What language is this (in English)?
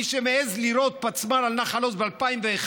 Hebrew